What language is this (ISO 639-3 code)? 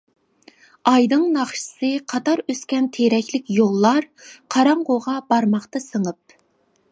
uig